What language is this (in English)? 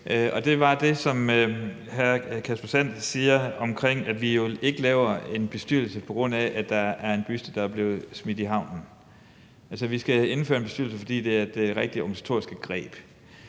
Danish